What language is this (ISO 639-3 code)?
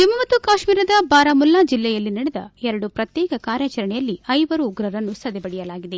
kan